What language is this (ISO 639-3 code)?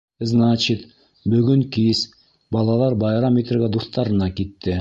bak